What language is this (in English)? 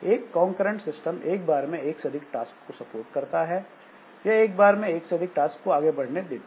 Hindi